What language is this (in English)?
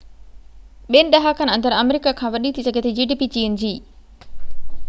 Sindhi